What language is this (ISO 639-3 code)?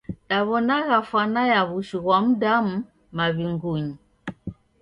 dav